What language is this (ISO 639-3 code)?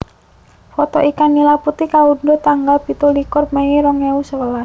jav